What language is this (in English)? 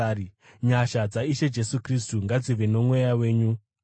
Shona